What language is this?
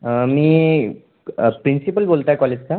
Marathi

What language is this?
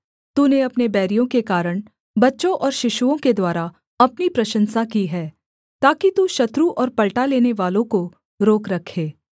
Hindi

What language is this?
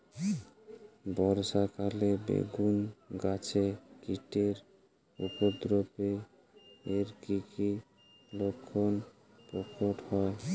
Bangla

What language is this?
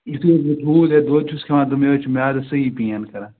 Kashmiri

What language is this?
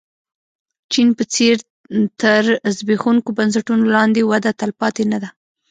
Pashto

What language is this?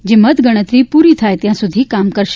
Gujarati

